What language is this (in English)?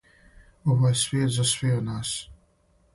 Serbian